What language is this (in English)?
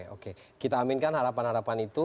Indonesian